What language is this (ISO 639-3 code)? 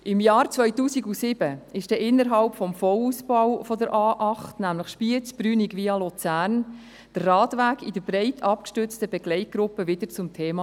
gsw